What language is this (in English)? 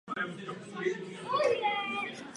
Czech